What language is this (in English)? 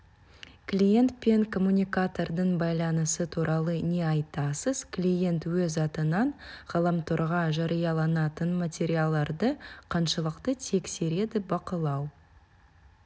Kazakh